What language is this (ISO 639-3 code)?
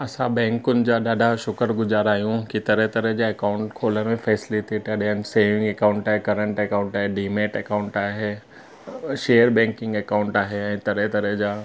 snd